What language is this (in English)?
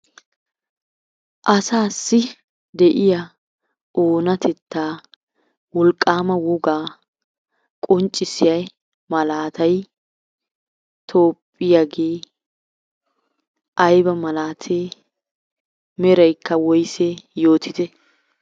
Wolaytta